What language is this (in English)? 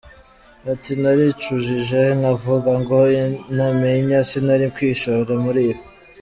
Kinyarwanda